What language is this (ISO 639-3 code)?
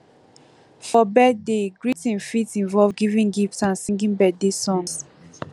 pcm